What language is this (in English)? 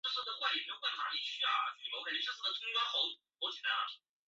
Chinese